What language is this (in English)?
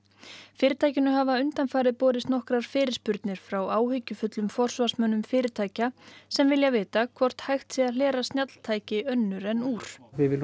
Icelandic